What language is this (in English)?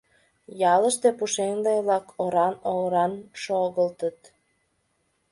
Mari